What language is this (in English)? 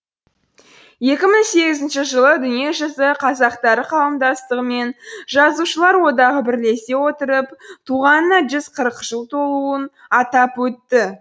Kazakh